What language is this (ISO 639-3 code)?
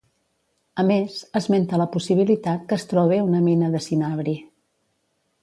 cat